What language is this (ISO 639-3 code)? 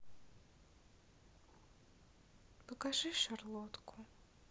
rus